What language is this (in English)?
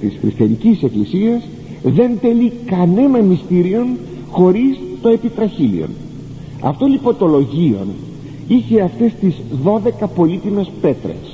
Greek